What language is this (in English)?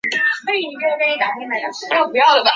Chinese